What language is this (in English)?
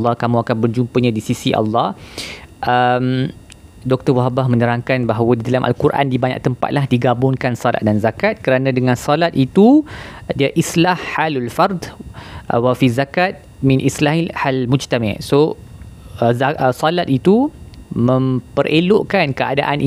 Malay